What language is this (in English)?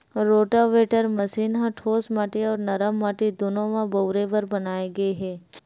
Chhattisgarhi